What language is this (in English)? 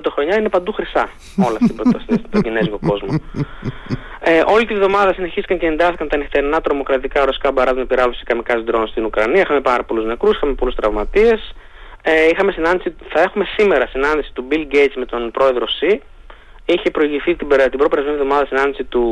Greek